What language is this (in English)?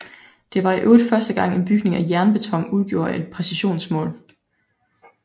Danish